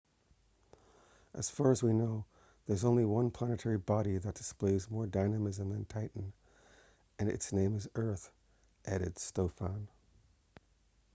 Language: English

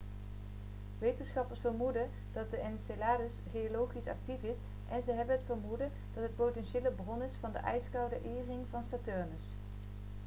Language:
Dutch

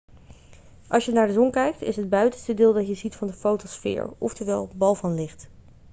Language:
Dutch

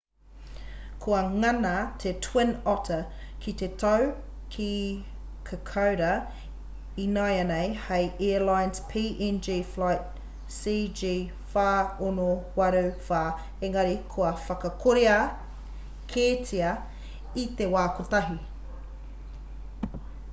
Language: Māori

